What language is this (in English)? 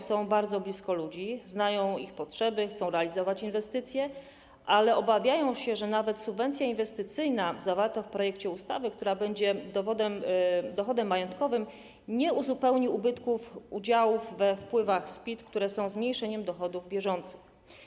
Polish